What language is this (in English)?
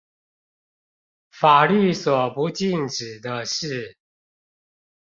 Chinese